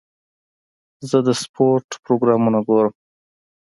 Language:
Pashto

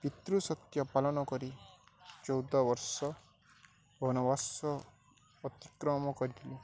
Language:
Odia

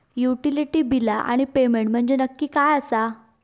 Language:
Marathi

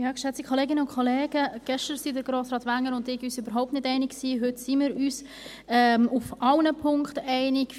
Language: Swiss German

